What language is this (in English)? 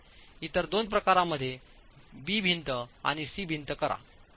Marathi